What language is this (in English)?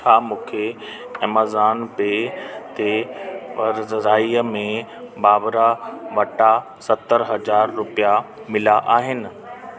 Sindhi